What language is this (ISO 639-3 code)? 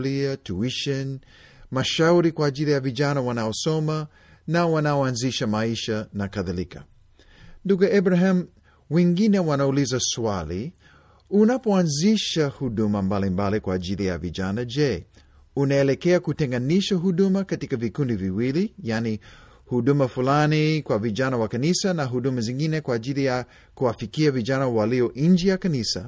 swa